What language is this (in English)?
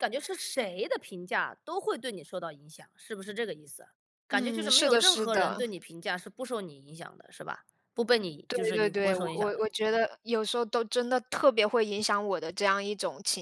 Chinese